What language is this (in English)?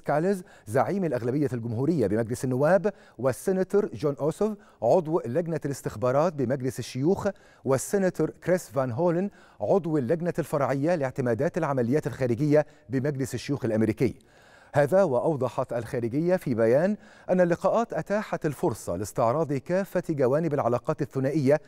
Arabic